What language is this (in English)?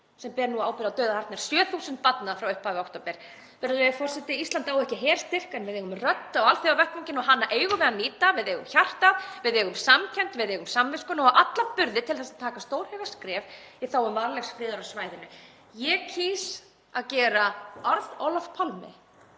Icelandic